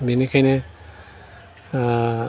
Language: Bodo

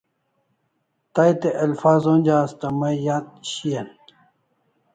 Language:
Kalasha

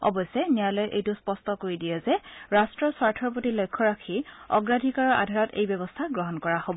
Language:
Assamese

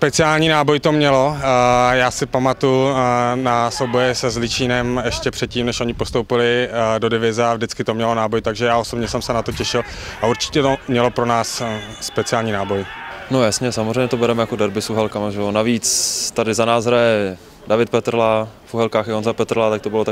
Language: Czech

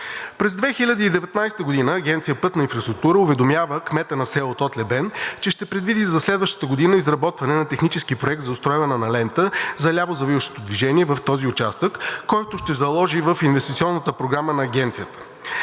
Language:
Bulgarian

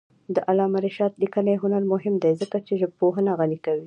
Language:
Pashto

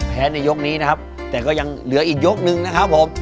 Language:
Thai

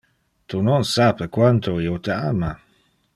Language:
Interlingua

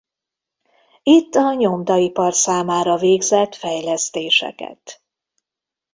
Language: Hungarian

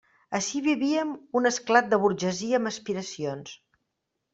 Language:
Catalan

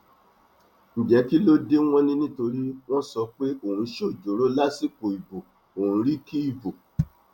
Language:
Yoruba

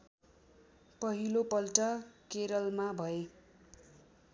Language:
Nepali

